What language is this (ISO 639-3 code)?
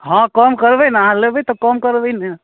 mai